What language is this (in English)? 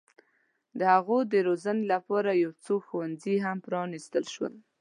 Pashto